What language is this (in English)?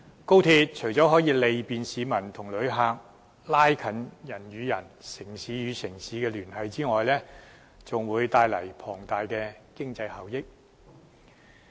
Cantonese